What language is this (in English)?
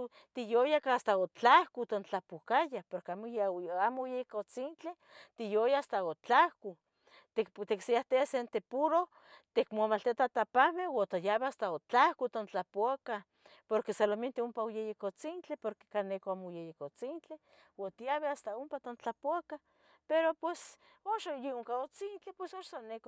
Tetelcingo Nahuatl